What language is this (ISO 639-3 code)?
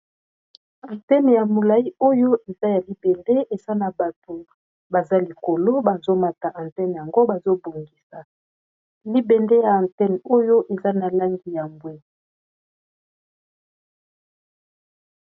lin